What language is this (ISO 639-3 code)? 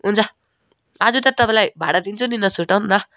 nep